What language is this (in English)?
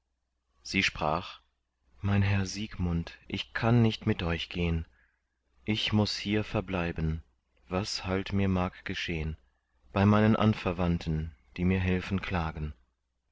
German